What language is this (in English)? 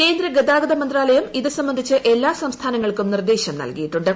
Malayalam